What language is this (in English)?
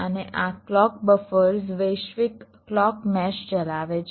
Gujarati